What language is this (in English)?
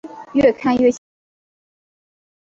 Chinese